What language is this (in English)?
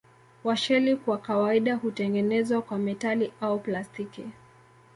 Swahili